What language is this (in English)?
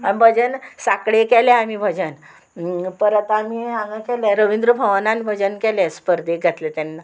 Konkani